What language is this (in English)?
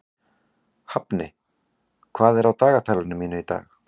Icelandic